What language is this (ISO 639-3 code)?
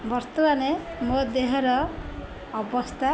ori